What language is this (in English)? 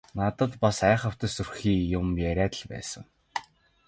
Mongolian